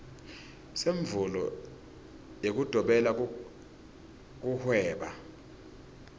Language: Swati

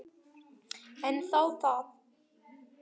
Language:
Icelandic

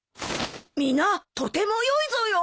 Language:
Japanese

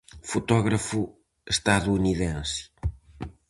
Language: Galician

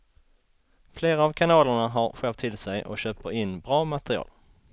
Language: Swedish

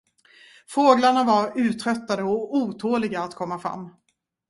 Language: Swedish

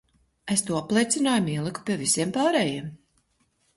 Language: Latvian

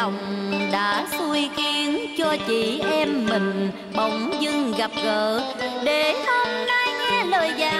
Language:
Vietnamese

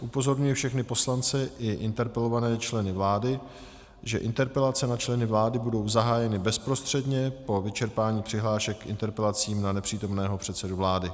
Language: Czech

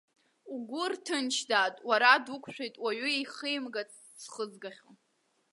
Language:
Abkhazian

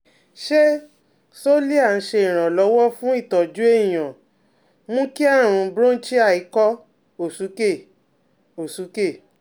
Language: Yoruba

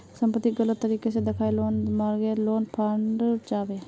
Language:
Magahi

